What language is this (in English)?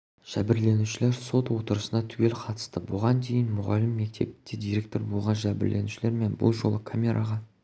Kazakh